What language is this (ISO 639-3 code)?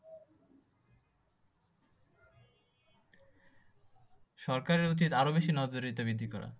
ben